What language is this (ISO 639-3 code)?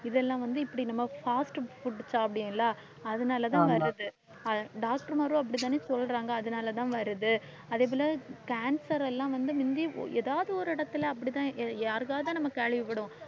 tam